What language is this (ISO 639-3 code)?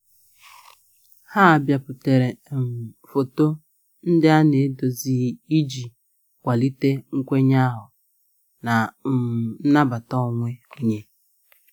ibo